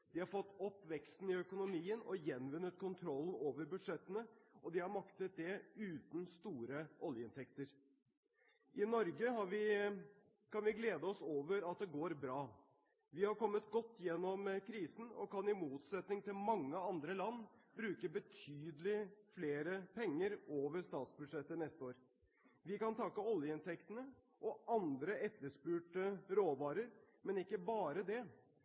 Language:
Norwegian Bokmål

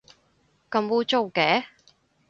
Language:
Cantonese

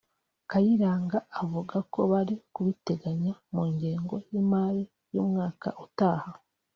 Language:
Kinyarwanda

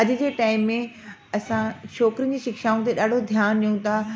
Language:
Sindhi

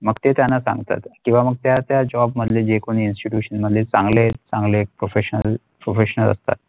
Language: Marathi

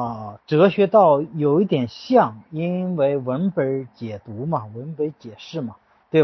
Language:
Chinese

